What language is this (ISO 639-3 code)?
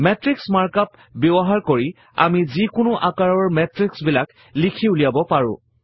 asm